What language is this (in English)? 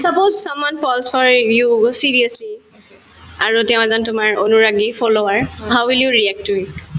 Assamese